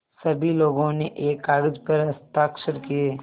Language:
Hindi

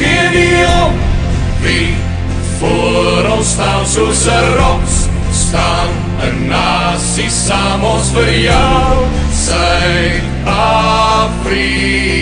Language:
Latvian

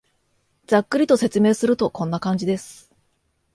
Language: Japanese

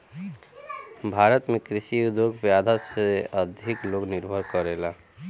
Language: Bhojpuri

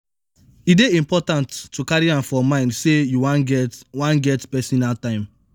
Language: Nigerian Pidgin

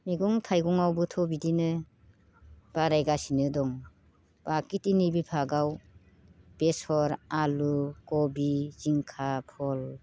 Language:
Bodo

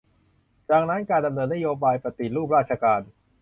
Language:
Thai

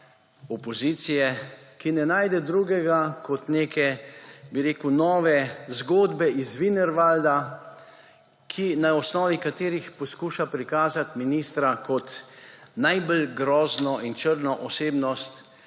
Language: Slovenian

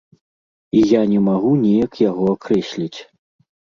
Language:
Belarusian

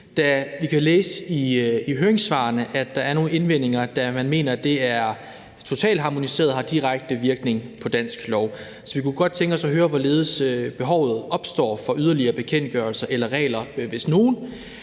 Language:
Danish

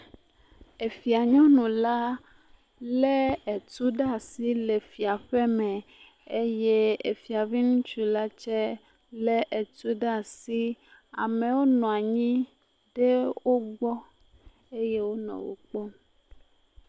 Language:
Ewe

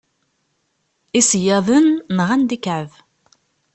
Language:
Kabyle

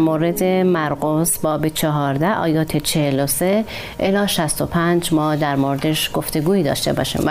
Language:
Persian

